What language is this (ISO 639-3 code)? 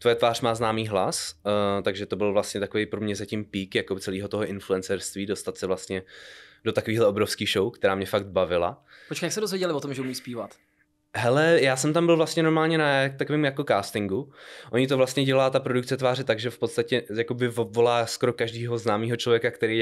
ces